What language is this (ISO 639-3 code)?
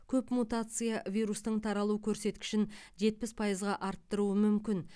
kaz